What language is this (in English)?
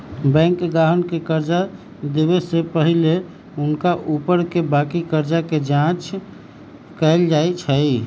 Magahi